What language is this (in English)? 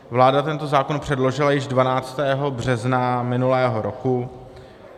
Czech